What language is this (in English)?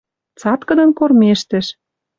Western Mari